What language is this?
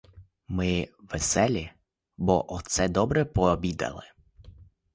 Ukrainian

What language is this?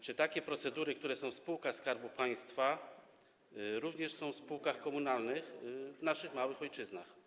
Polish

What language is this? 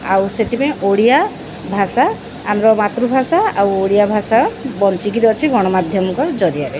Odia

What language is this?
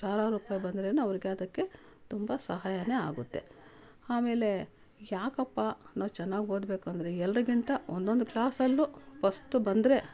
Kannada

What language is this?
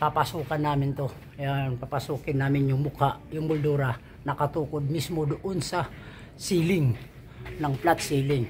Filipino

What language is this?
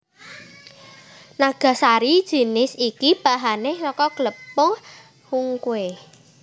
Javanese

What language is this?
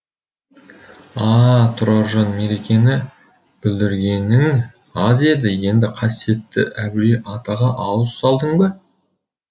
Kazakh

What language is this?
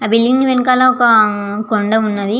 Telugu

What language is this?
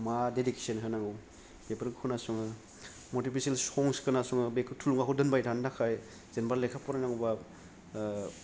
Bodo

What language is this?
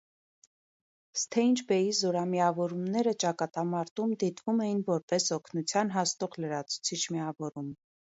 Armenian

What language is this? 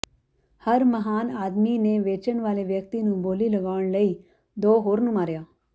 Punjabi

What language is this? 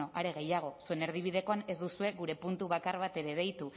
Basque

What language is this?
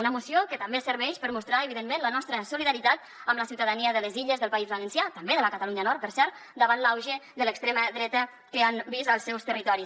Catalan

